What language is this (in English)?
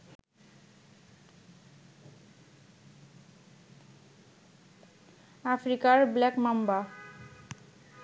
Bangla